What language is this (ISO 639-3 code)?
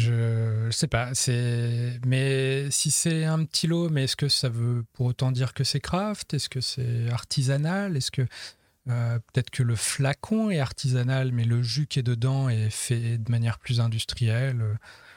fra